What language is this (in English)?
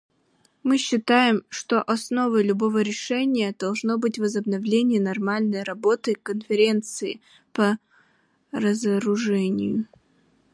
Russian